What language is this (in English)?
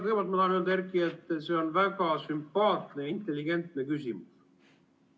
Estonian